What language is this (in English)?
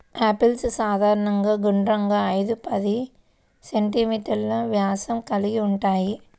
Telugu